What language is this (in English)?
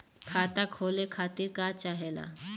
Bhojpuri